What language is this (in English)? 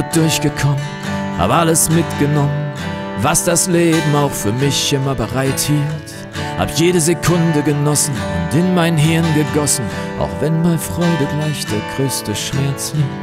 German